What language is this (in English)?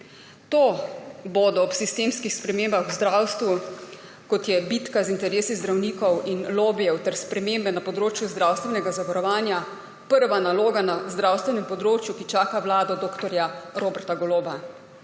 Slovenian